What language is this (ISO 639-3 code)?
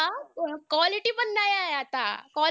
mar